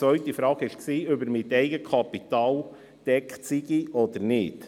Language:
Swiss German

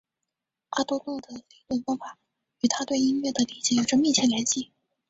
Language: Chinese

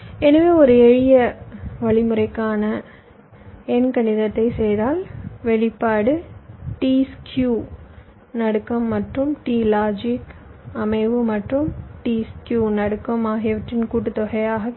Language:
Tamil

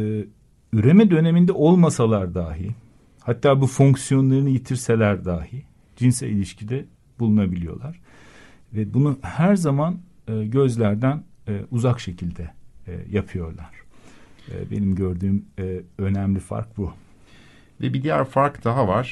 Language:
Turkish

